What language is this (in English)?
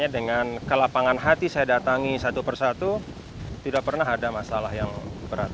Indonesian